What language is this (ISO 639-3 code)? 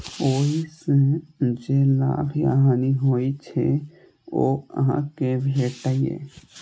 mai